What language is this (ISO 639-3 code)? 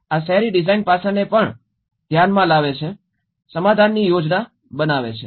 guj